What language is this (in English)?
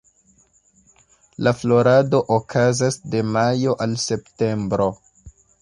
Esperanto